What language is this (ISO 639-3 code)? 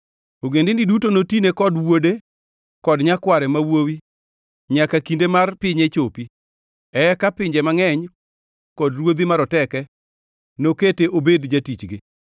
luo